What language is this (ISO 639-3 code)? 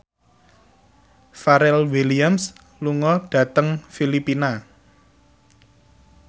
jav